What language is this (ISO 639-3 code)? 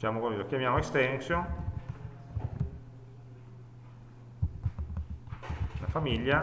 ita